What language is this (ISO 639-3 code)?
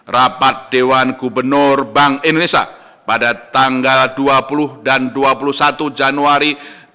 ind